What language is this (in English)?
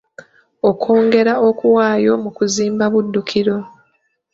Ganda